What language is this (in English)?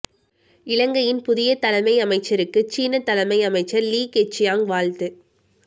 Tamil